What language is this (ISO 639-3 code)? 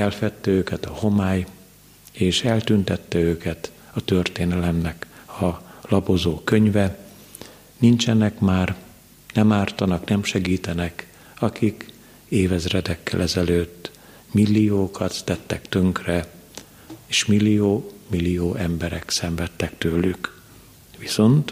hun